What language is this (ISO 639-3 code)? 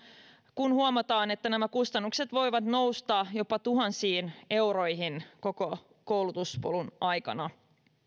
fin